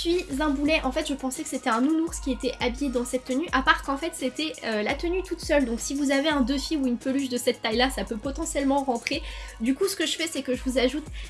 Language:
French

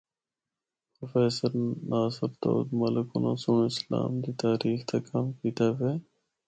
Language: Northern Hindko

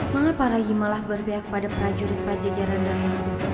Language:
Indonesian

